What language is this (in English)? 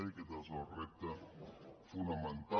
Catalan